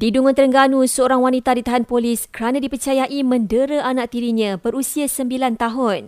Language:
Malay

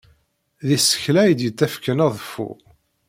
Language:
Kabyle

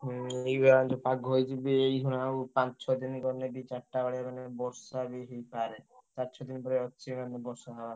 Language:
Odia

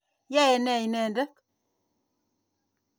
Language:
Kalenjin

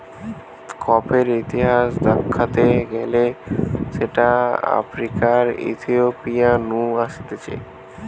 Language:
Bangla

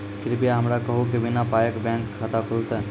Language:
Maithili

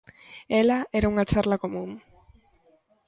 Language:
Galician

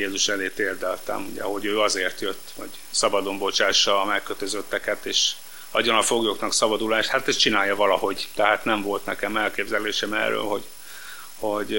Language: Hungarian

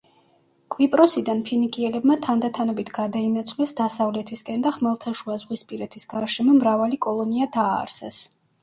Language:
Georgian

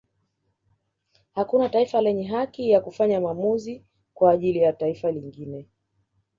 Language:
Swahili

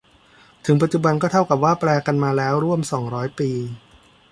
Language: Thai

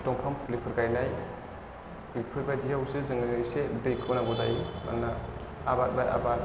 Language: Bodo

